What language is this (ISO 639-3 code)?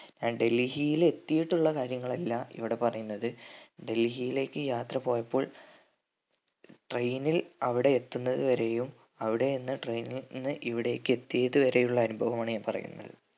mal